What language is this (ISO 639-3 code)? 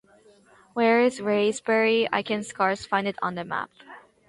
eng